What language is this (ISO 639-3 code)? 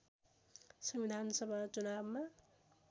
nep